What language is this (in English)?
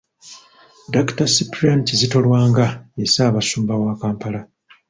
Ganda